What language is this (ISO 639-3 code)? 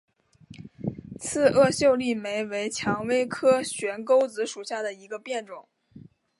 zho